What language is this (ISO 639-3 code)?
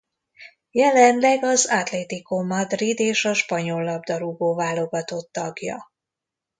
hun